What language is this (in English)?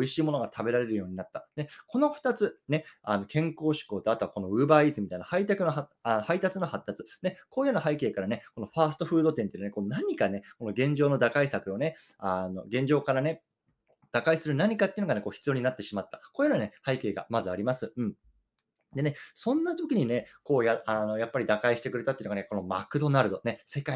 Japanese